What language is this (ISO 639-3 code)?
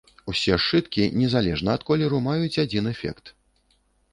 bel